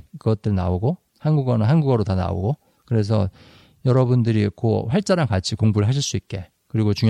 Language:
Korean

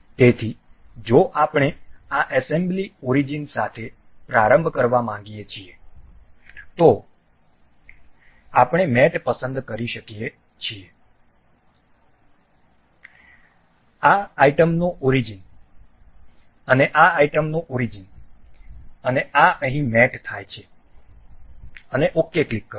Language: Gujarati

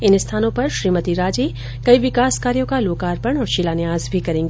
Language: Hindi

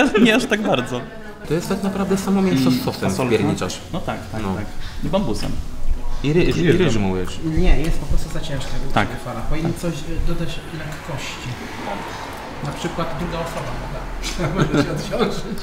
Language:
Polish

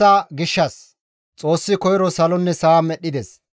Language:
Gamo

